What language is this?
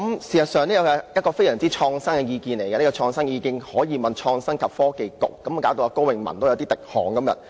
Cantonese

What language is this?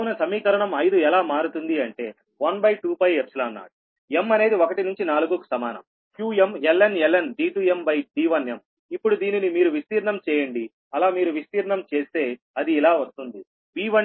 Telugu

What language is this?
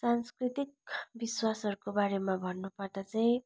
Nepali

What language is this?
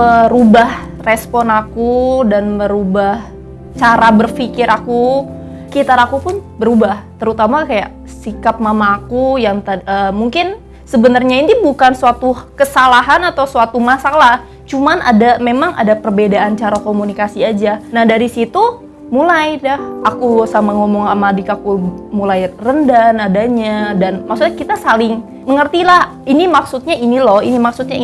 Indonesian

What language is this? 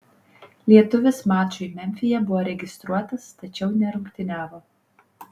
Lithuanian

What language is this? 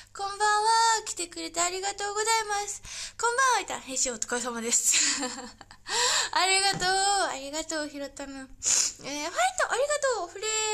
Japanese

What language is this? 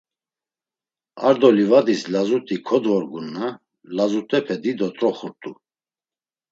Laz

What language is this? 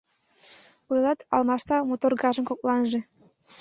Mari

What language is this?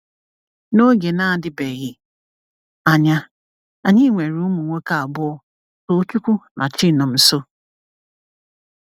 Igbo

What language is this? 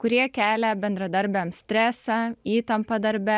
Lithuanian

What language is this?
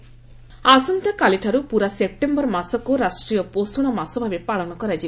Odia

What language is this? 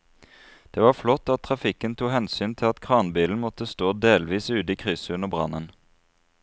Norwegian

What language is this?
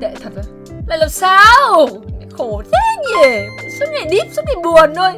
Vietnamese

